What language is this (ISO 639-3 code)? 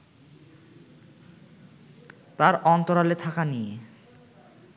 ben